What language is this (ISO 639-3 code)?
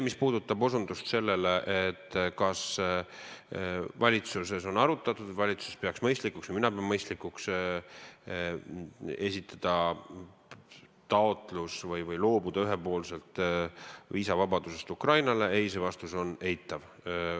est